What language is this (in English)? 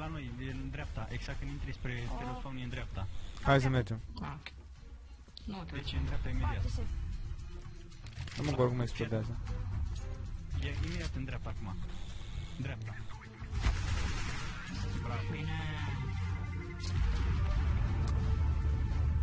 Romanian